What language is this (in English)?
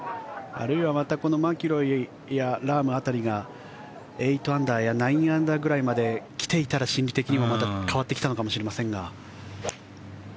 Japanese